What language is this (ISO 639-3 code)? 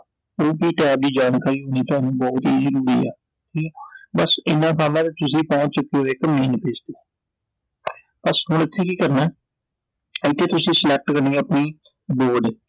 pan